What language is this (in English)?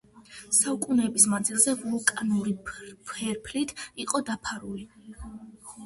Georgian